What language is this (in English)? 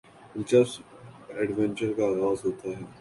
Urdu